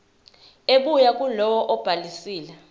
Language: Zulu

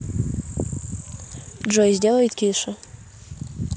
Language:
Russian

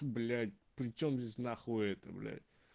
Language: Russian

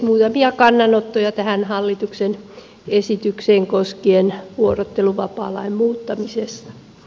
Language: Finnish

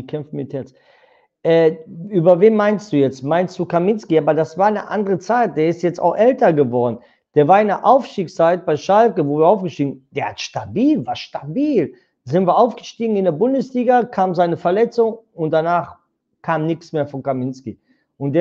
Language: German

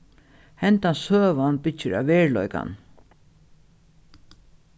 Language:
Faroese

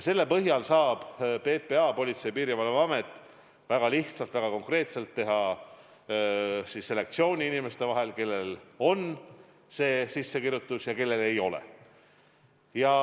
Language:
Estonian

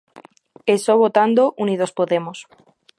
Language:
Galician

